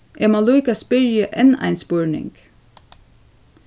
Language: Faroese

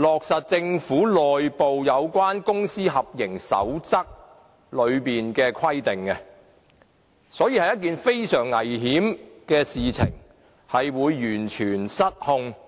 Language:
Cantonese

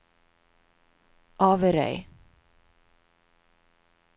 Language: Norwegian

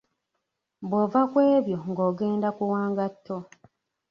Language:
Ganda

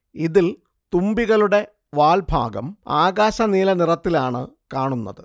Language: Malayalam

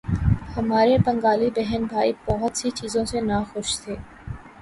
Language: Urdu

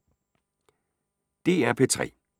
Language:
Danish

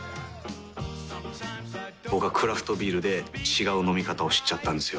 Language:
Japanese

